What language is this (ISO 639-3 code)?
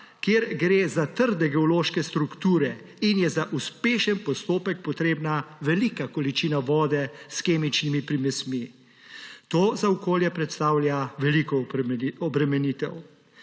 slv